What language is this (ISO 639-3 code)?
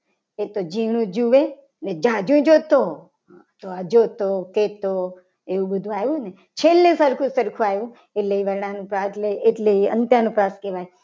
guj